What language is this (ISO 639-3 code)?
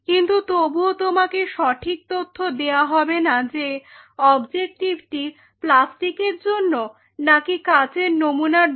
ben